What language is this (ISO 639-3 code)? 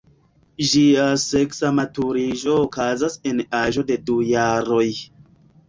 epo